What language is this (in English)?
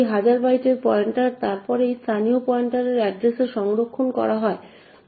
Bangla